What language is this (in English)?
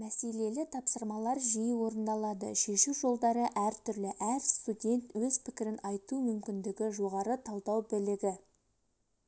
Kazakh